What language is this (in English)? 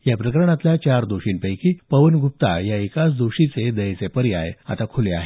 Marathi